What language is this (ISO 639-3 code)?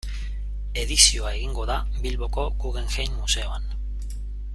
eus